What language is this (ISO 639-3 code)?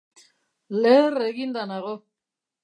eus